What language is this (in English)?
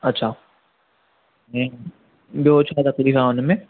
Sindhi